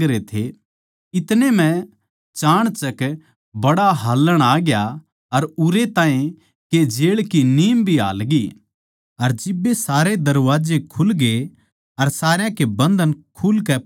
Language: Haryanvi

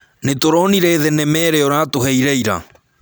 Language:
Kikuyu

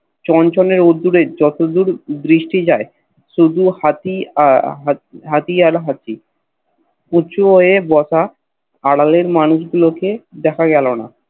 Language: Bangla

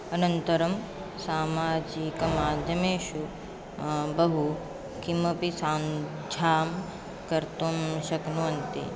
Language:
Sanskrit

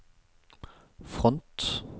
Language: Norwegian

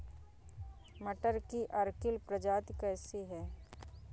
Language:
Hindi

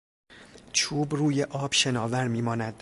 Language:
Persian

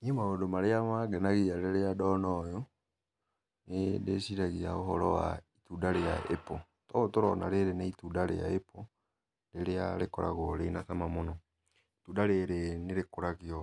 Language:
Kikuyu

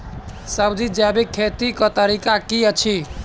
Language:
Maithili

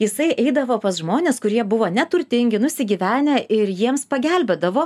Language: Lithuanian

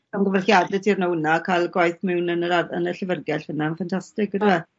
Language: Welsh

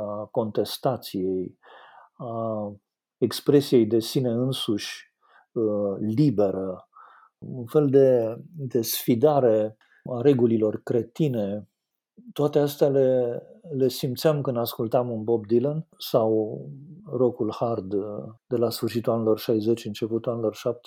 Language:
Romanian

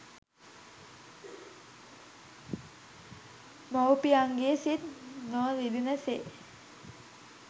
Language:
Sinhala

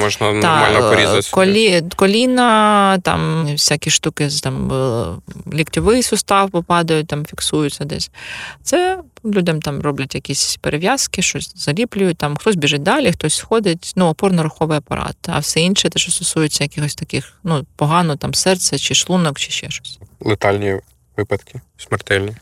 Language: Ukrainian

